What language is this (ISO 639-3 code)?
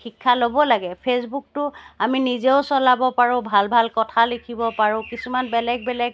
asm